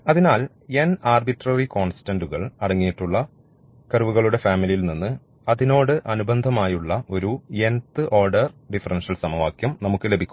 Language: Malayalam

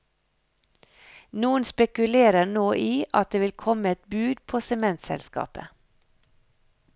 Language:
Norwegian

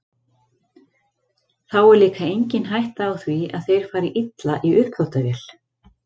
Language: Icelandic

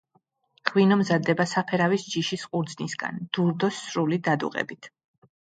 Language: Georgian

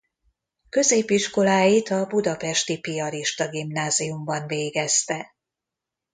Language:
Hungarian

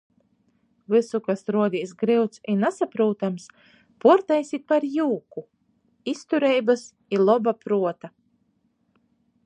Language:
Latgalian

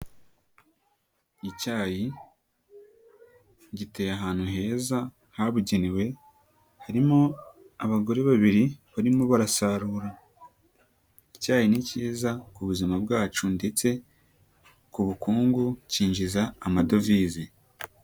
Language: Kinyarwanda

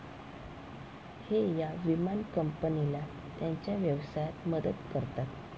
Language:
Marathi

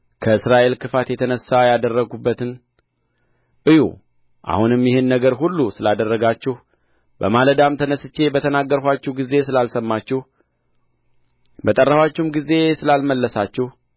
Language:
Amharic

